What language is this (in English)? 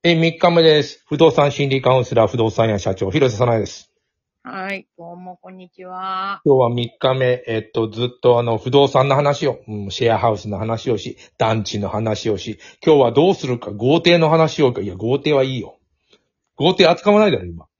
Japanese